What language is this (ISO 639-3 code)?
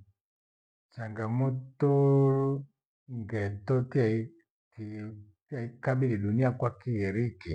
gwe